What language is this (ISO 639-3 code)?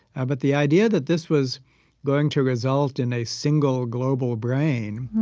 eng